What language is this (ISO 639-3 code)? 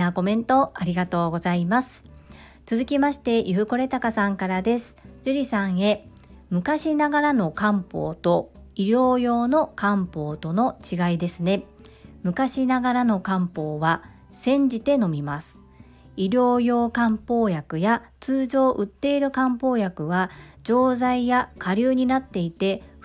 jpn